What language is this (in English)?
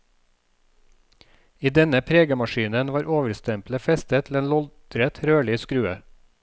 Norwegian